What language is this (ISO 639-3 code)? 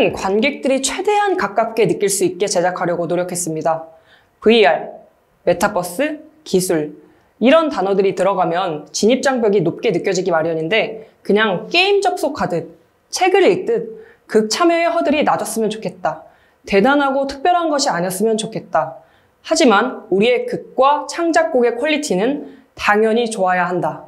kor